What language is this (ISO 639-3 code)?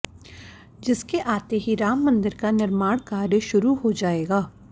hin